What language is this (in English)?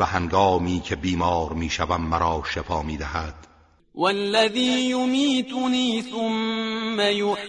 Persian